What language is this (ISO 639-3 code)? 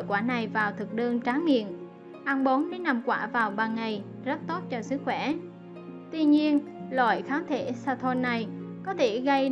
vie